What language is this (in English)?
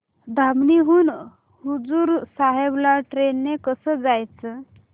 Marathi